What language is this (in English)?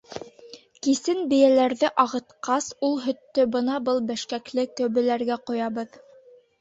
Bashkir